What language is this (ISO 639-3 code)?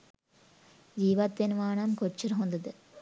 sin